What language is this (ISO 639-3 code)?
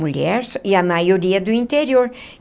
por